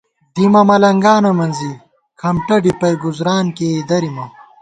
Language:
Gawar-Bati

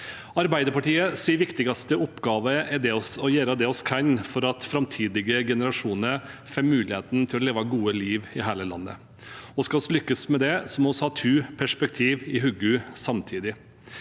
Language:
Norwegian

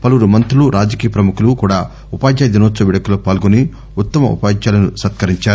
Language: Telugu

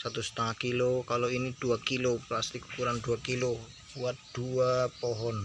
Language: Indonesian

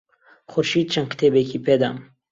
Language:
Central Kurdish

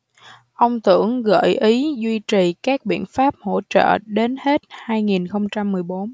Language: Vietnamese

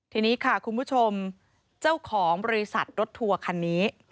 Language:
Thai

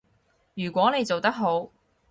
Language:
Cantonese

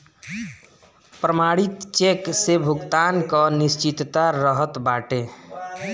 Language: Bhojpuri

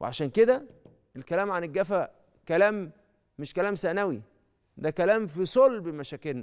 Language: Arabic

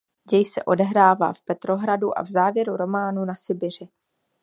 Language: Czech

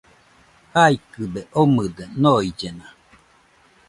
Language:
Nüpode Huitoto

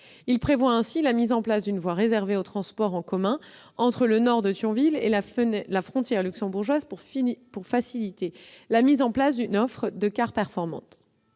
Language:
French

